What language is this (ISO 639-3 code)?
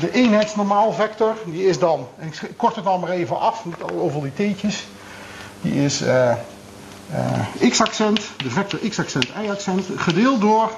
nld